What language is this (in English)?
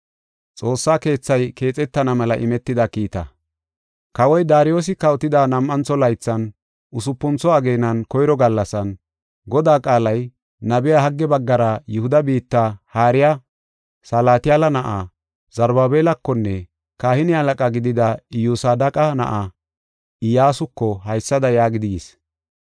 Gofa